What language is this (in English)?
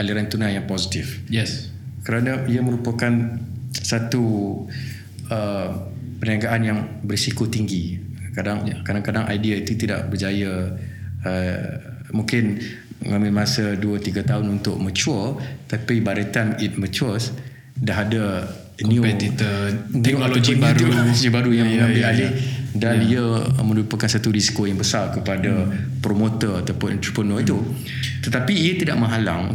Malay